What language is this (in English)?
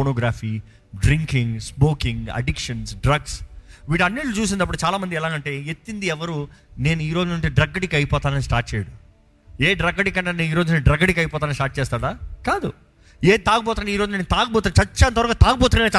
Telugu